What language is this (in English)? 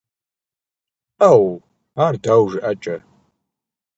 Kabardian